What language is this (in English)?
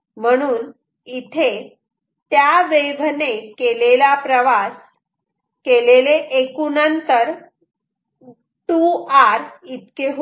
Marathi